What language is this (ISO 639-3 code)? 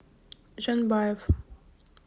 rus